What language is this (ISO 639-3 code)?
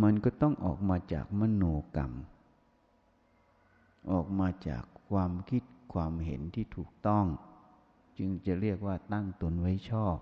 tha